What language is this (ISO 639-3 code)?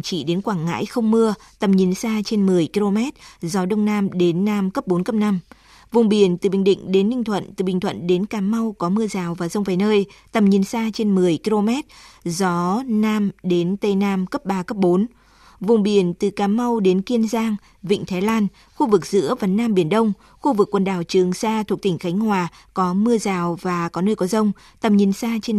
vie